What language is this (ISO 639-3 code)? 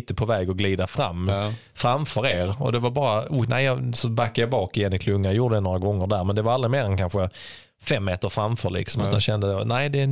swe